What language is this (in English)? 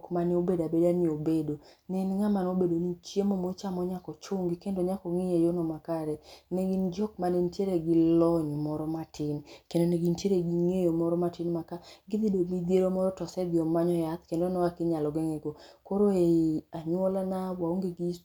Luo (Kenya and Tanzania)